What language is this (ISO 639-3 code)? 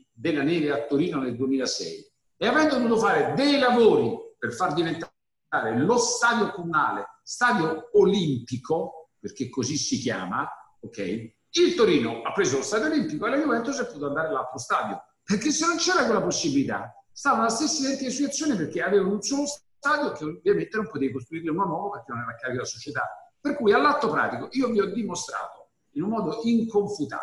ita